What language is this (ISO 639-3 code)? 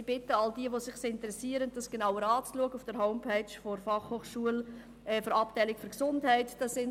gsw